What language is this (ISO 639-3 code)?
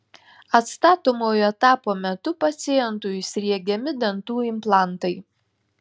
lit